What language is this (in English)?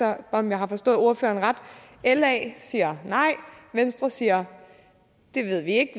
Danish